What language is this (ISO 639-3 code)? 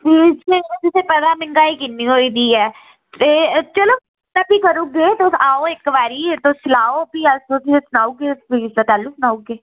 doi